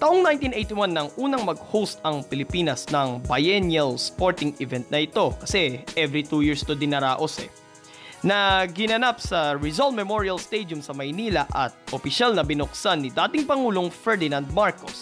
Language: Filipino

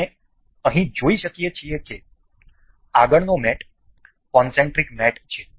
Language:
Gujarati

